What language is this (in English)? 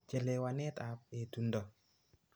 Kalenjin